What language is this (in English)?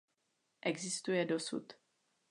Czech